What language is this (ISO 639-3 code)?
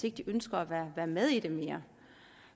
dan